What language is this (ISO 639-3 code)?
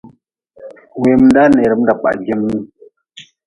nmz